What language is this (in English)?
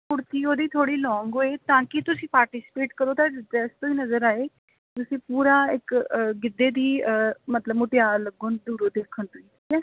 Punjabi